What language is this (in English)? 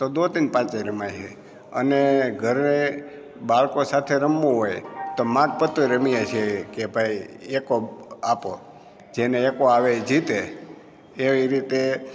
Gujarati